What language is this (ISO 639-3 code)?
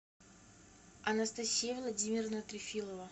rus